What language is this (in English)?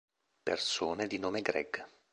Italian